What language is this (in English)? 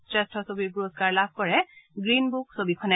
Assamese